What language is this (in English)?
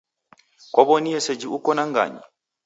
Taita